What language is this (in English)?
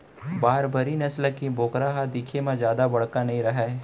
Chhattisgarhi